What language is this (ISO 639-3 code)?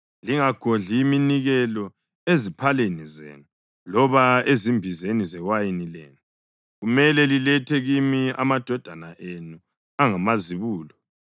nde